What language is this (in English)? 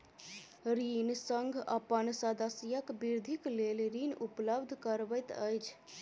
Maithili